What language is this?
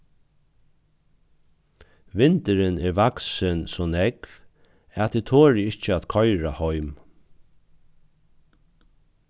Faroese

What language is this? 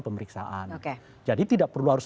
Indonesian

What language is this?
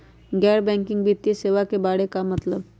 Magahi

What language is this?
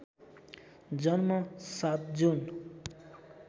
Nepali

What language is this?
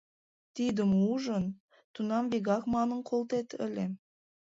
Mari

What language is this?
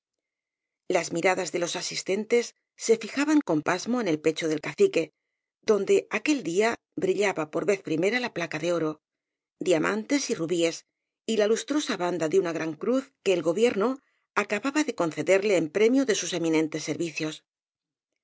Spanish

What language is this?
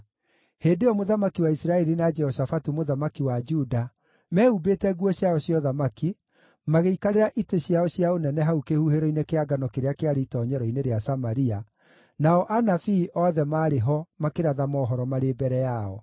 Kikuyu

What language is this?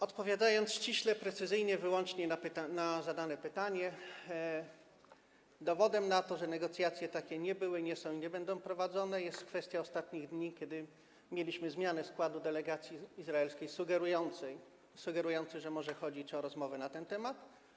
Polish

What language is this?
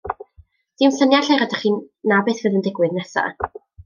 Welsh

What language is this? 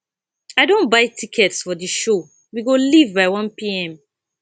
Nigerian Pidgin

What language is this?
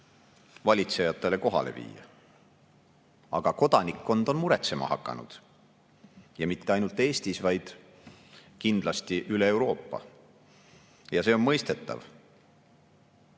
Estonian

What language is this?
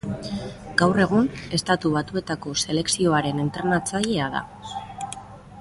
Basque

